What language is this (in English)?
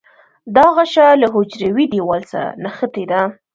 Pashto